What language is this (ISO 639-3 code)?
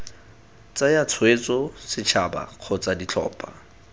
tsn